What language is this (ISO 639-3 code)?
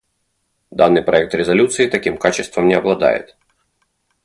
rus